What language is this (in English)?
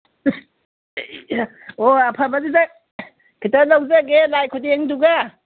Manipuri